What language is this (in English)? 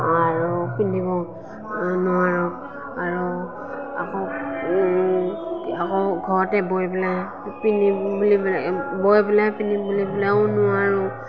Assamese